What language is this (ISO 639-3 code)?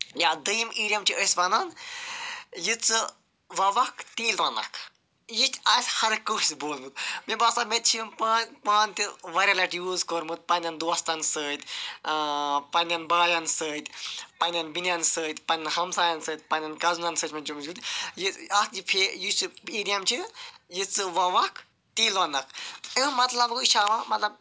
kas